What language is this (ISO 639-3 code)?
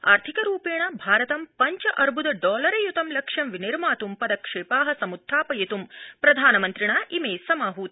san